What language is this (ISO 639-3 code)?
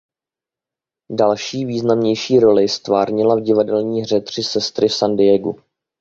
ces